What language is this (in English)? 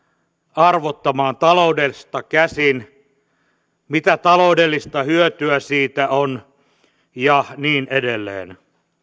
Finnish